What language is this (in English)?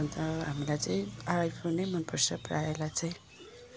Nepali